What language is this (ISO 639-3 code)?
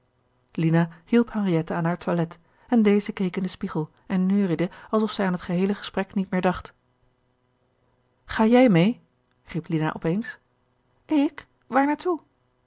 nld